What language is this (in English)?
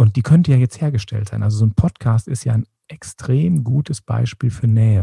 German